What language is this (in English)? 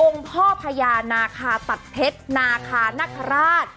Thai